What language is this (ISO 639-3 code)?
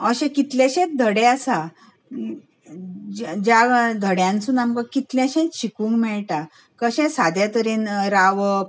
kok